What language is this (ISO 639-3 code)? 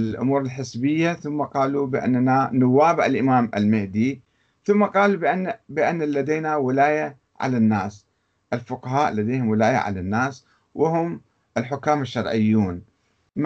ara